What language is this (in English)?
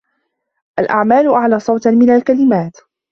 Arabic